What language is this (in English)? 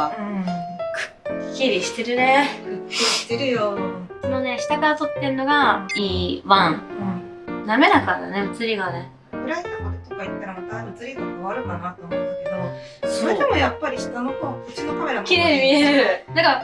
Japanese